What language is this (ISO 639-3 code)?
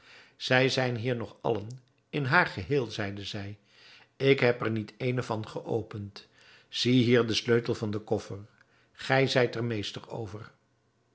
nld